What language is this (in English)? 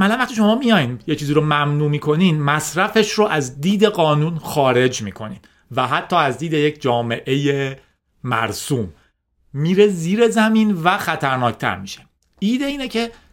Persian